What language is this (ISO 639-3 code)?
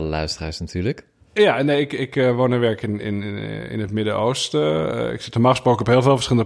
nld